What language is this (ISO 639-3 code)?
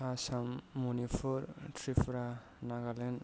brx